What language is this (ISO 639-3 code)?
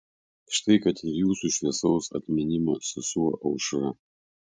lit